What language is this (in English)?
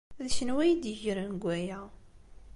Kabyle